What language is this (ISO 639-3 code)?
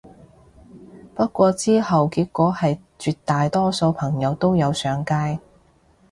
yue